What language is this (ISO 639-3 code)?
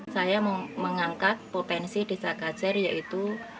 ind